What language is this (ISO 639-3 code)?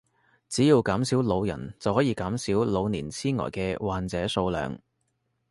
yue